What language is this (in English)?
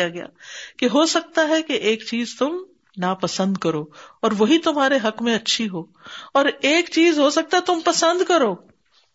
Urdu